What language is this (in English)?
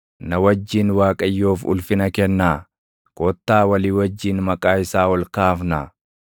Oromo